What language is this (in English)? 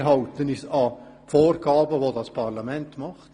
Swiss German